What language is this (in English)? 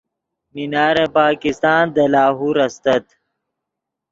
Yidgha